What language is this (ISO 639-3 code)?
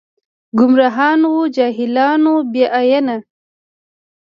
pus